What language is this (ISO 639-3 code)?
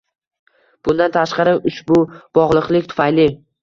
uzb